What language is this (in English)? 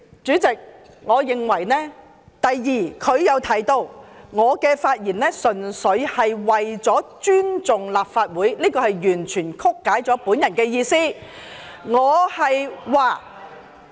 Cantonese